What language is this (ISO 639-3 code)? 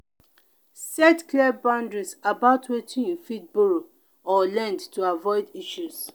pcm